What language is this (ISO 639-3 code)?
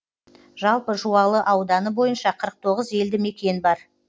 kaz